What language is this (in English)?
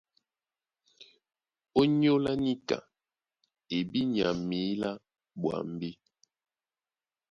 Duala